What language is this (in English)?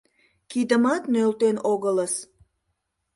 Mari